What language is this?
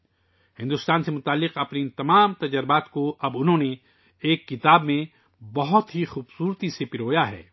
Urdu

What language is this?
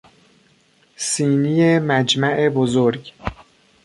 Persian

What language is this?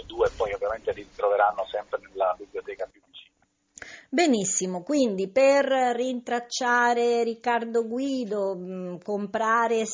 Italian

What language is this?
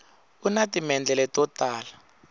Tsonga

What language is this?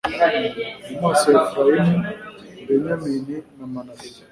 Kinyarwanda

